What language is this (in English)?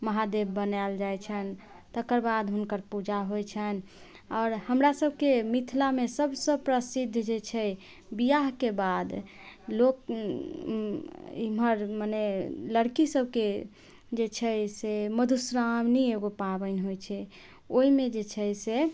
Maithili